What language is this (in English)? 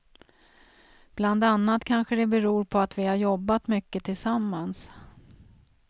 Swedish